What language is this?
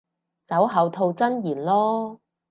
Cantonese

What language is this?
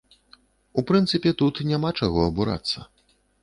Belarusian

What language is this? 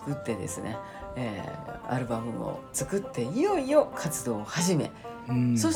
Japanese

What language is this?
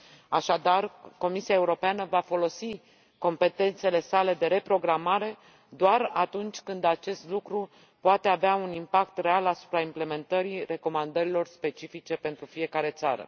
Romanian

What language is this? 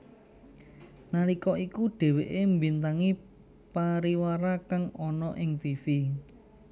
Javanese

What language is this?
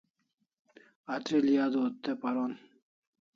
Kalasha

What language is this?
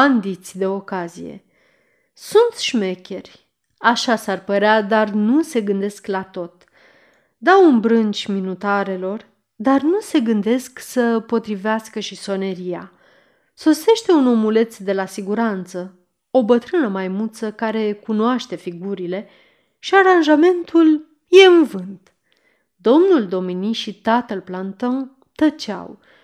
Romanian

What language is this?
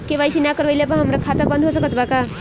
Bhojpuri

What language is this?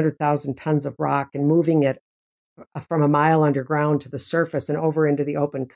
English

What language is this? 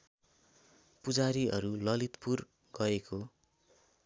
Nepali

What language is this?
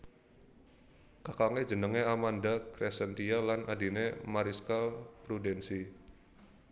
Javanese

